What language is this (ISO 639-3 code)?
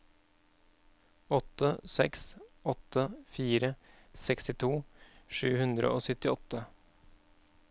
nor